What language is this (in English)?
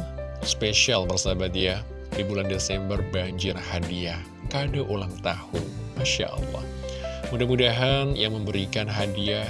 Indonesian